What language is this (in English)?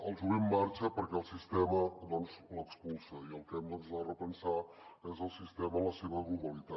Catalan